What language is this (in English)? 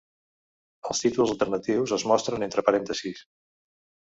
Catalan